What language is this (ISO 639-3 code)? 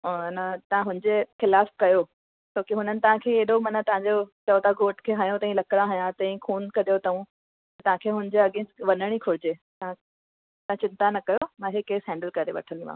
snd